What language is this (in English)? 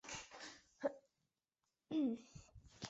Chinese